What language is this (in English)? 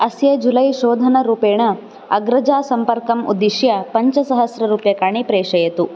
Sanskrit